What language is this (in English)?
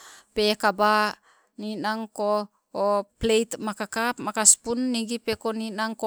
Sibe